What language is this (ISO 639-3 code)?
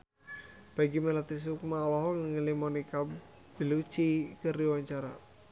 sun